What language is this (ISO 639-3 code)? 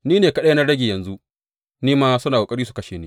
hau